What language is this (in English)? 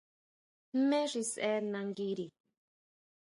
Huautla Mazatec